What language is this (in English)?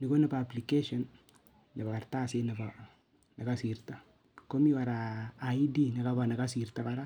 Kalenjin